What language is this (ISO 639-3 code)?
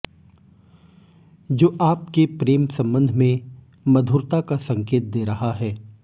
hin